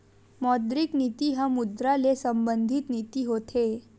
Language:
Chhattisgarhi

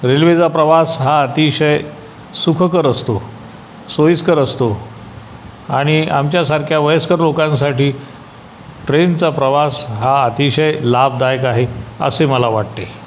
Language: Marathi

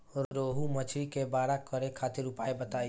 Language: Bhojpuri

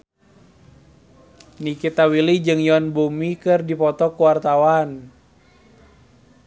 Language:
Sundanese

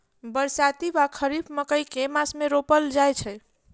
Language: Maithili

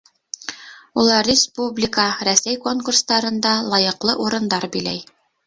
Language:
Bashkir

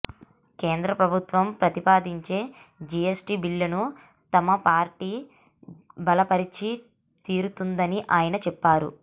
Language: Telugu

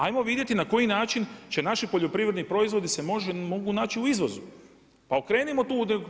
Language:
Croatian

